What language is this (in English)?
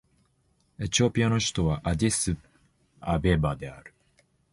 Japanese